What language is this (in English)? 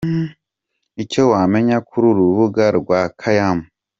Kinyarwanda